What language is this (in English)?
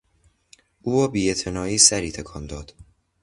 Persian